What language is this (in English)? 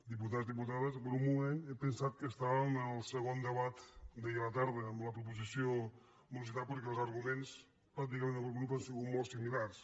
Catalan